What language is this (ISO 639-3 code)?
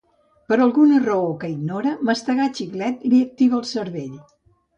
cat